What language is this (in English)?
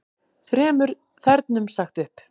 Icelandic